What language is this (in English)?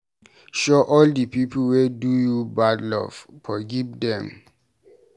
Nigerian Pidgin